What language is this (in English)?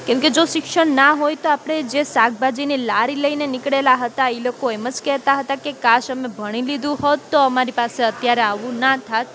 Gujarati